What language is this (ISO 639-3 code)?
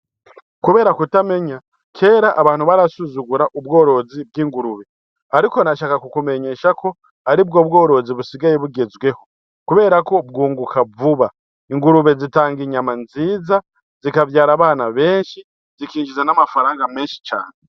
run